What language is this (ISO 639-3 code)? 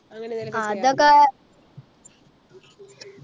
mal